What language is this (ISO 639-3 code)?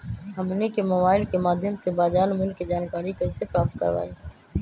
mag